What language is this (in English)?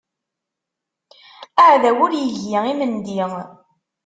Kabyle